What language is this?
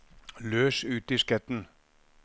Norwegian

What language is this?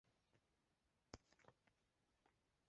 Chinese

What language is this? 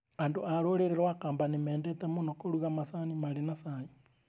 Kikuyu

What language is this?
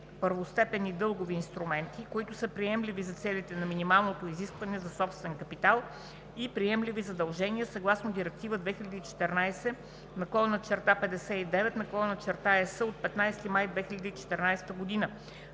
Bulgarian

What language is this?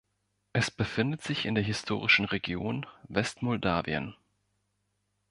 German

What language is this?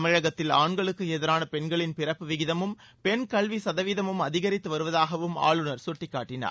Tamil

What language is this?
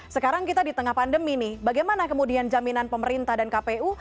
Indonesian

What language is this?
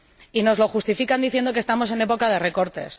Spanish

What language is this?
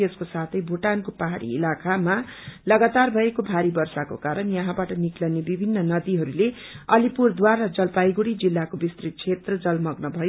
Nepali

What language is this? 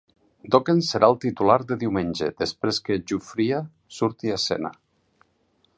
Catalan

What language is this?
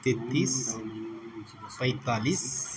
Nepali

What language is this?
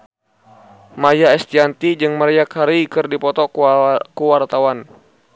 Sundanese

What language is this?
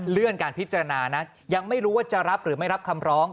Thai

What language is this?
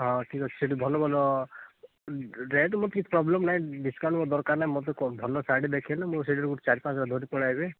Odia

